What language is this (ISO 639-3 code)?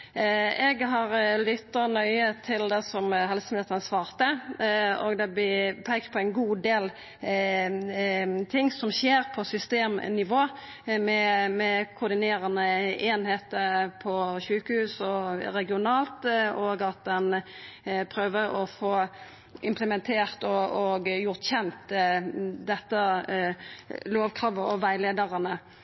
nno